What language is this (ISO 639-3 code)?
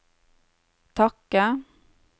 nor